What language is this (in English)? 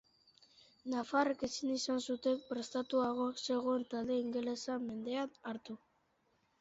Basque